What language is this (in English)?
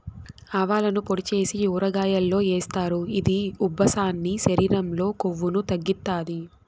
Telugu